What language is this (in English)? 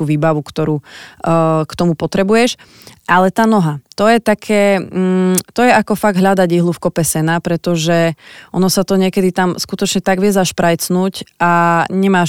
Slovak